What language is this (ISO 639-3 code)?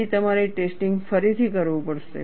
guj